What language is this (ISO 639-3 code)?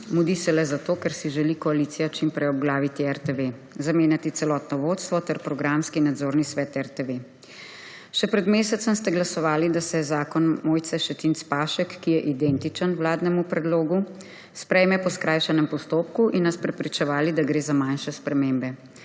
slv